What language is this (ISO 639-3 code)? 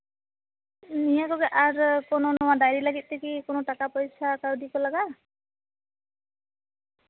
sat